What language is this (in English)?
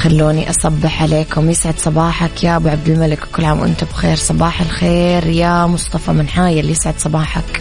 Arabic